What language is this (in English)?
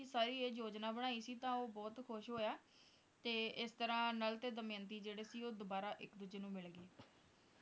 Punjabi